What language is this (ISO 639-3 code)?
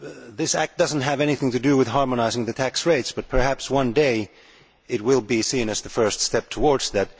eng